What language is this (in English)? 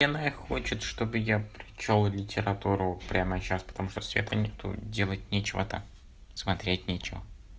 Russian